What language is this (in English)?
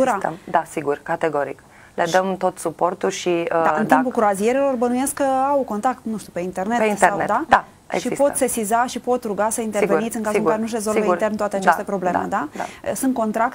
Romanian